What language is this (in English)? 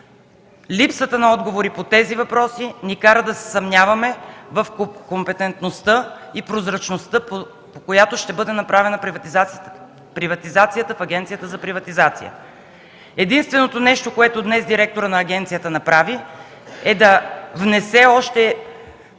Bulgarian